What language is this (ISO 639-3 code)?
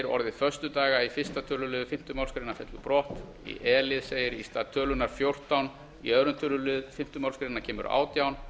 isl